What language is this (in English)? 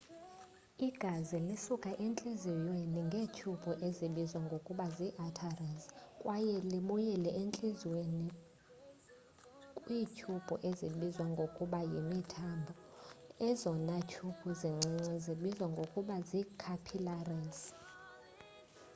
Xhosa